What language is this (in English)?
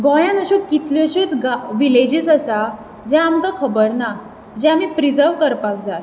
Konkani